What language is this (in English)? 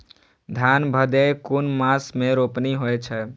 Maithili